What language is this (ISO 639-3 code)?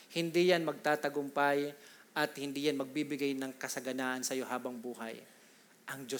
fil